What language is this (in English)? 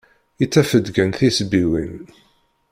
Kabyle